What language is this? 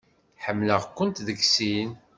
Kabyle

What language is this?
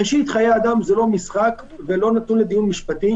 Hebrew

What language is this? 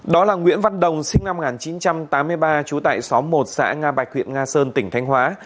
Vietnamese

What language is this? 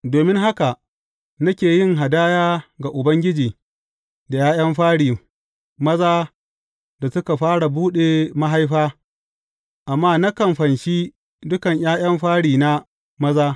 Hausa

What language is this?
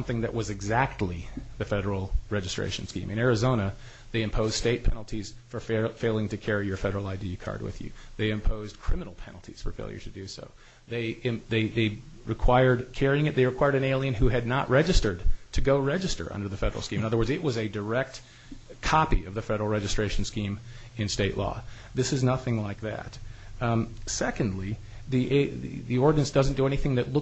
English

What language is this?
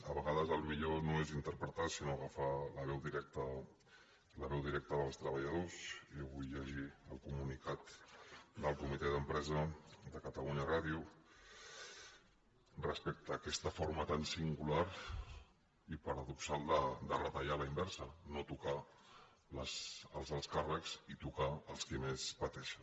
Catalan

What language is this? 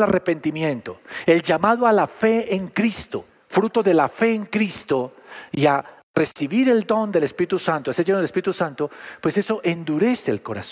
Spanish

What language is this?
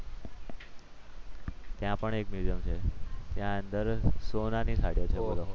Gujarati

